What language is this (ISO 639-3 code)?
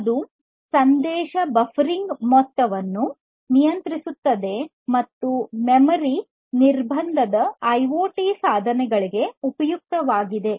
kan